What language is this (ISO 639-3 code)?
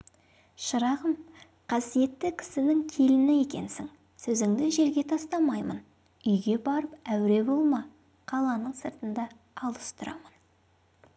kaz